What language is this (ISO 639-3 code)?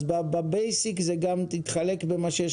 heb